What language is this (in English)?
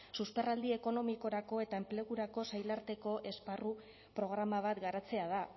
Basque